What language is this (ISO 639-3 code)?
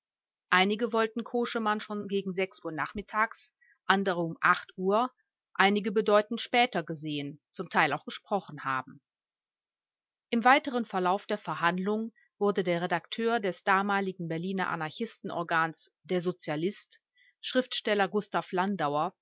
deu